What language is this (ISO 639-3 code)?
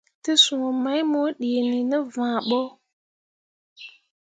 mua